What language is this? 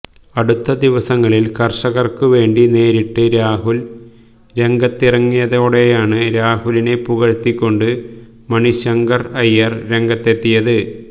Malayalam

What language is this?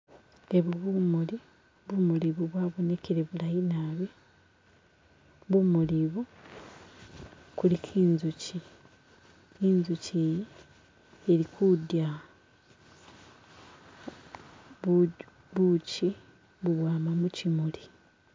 Masaaba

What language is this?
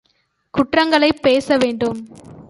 Tamil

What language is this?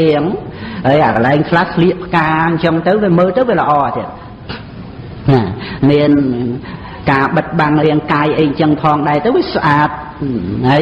Khmer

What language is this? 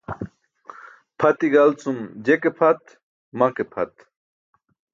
Burushaski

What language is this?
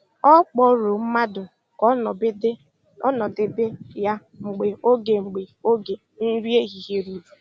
Igbo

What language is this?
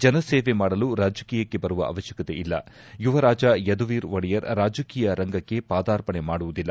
Kannada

